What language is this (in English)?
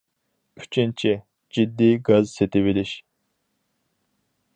Uyghur